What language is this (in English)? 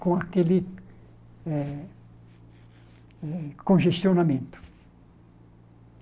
Portuguese